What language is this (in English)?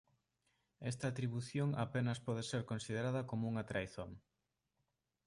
Galician